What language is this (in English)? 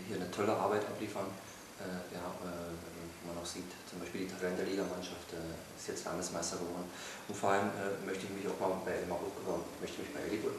German